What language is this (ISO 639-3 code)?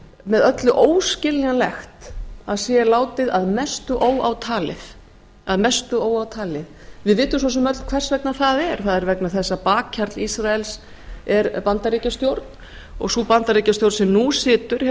isl